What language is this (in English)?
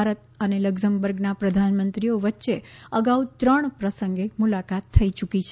Gujarati